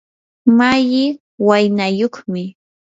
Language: Yanahuanca Pasco Quechua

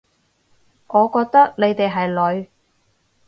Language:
Cantonese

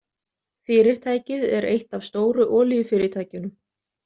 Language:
Icelandic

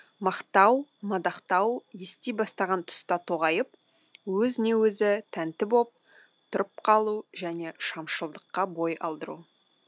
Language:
Kazakh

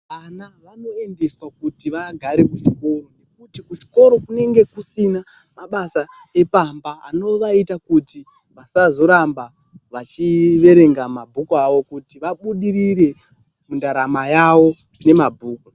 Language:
Ndau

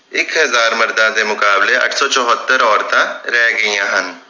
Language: Punjabi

